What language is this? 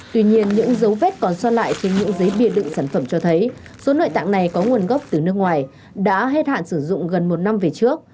Vietnamese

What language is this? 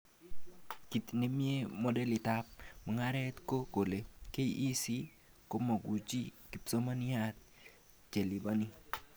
Kalenjin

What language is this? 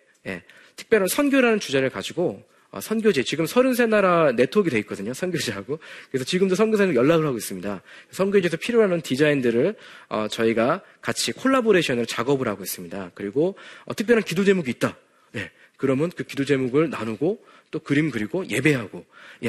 Korean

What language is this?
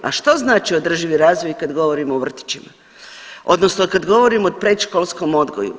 Croatian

